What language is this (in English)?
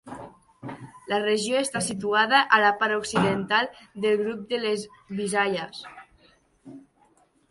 Catalan